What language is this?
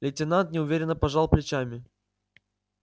Russian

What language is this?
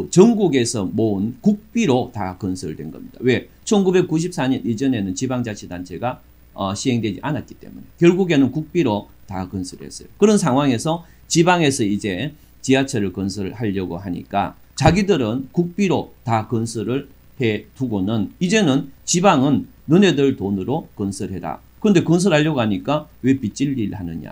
Korean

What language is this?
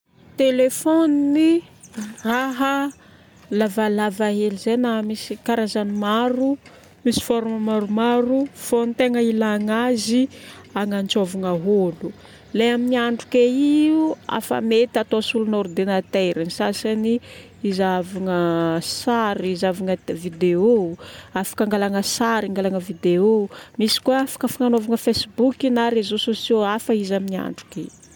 Northern Betsimisaraka Malagasy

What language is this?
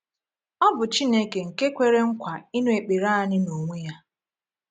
Igbo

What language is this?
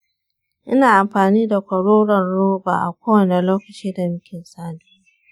Hausa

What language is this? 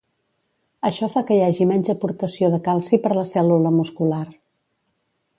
Catalan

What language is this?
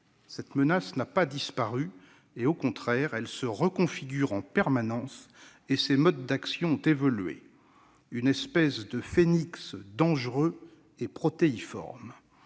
French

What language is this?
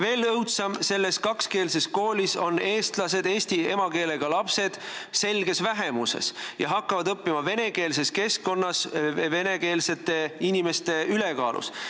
Estonian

